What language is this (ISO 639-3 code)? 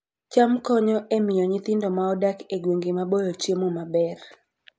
luo